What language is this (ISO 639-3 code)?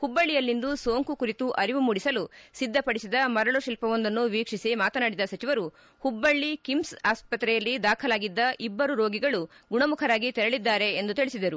kan